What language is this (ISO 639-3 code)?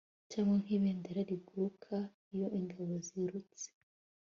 kin